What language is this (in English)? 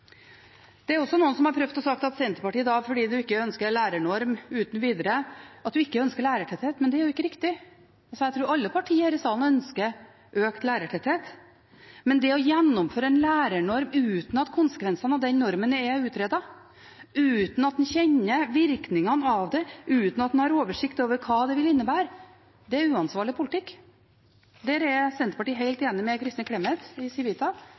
Norwegian Bokmål